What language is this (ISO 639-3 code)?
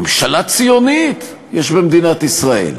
heb